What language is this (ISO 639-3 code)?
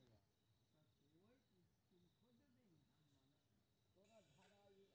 mai